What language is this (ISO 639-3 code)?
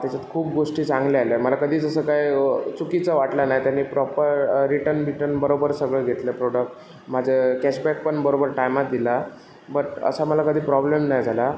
mar